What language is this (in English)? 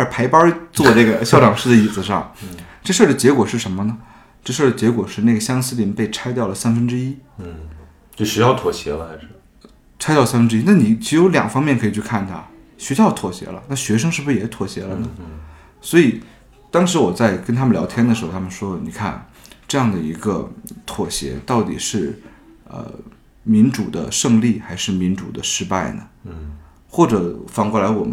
Chinese